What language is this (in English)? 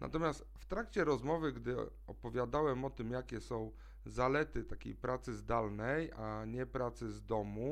Polish